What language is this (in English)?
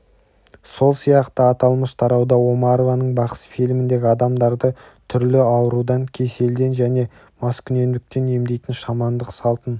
Kazakh